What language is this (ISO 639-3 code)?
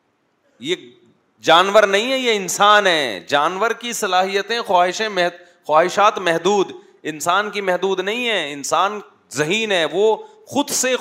urd